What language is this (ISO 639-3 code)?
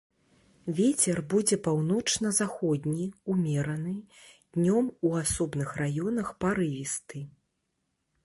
bel